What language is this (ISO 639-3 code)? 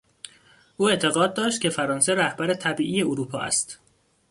fas